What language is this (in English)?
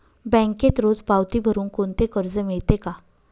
Marathi